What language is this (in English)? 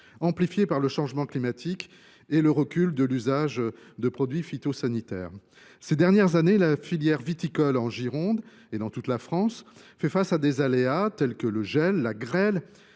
French